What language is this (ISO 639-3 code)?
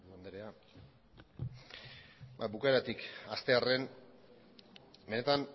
eus